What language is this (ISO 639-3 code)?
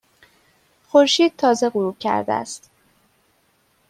fas